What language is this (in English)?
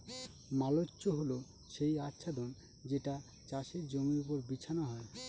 Bangla